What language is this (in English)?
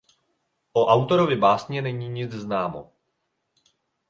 Czech